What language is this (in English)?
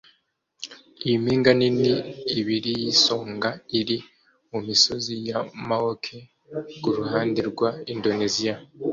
Kinyarwanda